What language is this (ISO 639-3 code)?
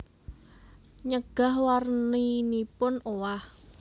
jav